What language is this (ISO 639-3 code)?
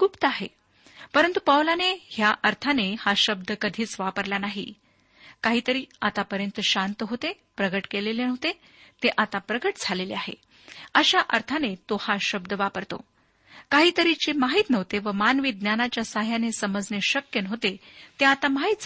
mar